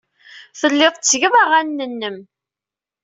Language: Kabyle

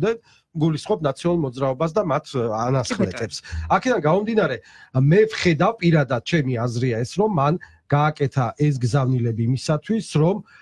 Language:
Polish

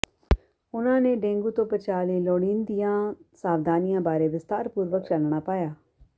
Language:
Punjabi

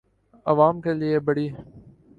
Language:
Urdu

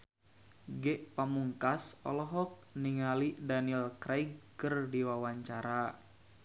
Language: Sundanese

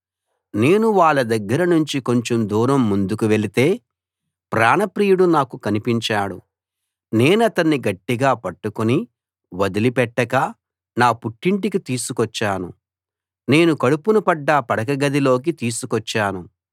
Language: Telugu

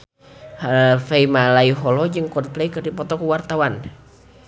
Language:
Sundanese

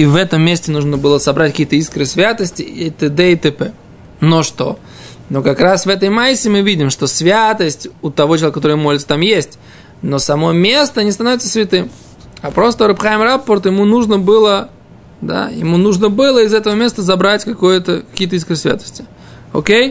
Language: Russian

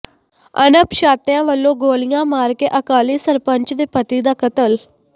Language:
Punjabi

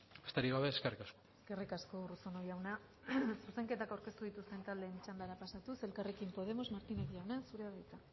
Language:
Basque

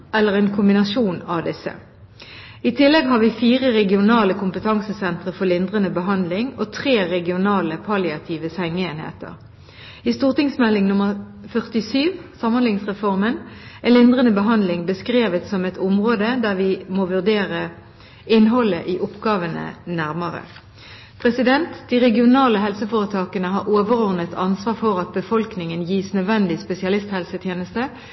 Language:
Norwegian Bokmål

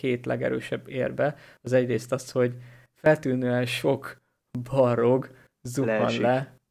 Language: Hungarian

